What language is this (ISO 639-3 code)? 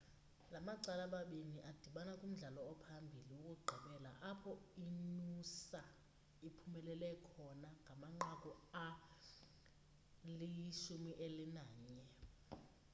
xho